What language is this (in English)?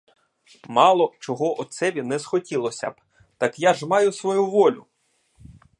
Ukrainian